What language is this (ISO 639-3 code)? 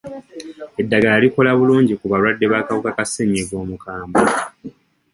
lug